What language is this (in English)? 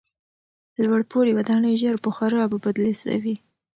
Pashto